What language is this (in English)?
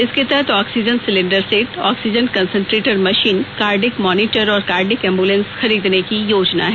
Hindi